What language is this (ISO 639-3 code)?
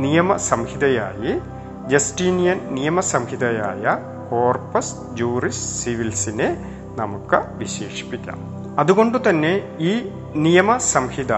mal